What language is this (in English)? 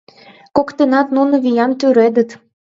Mari